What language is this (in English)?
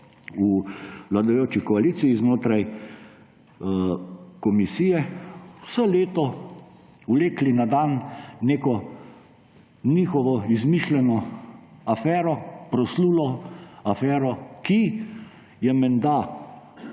Slovenian